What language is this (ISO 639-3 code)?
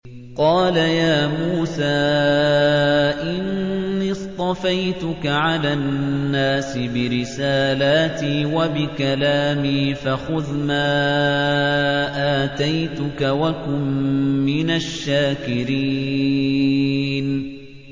ara